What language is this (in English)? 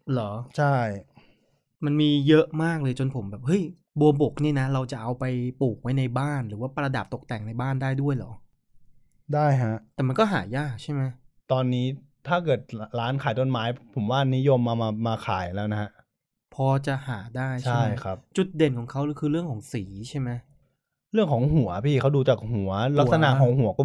Thai